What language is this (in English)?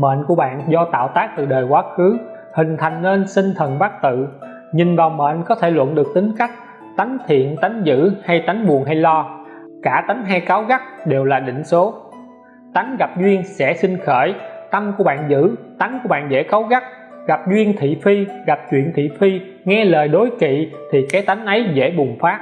Vietnamese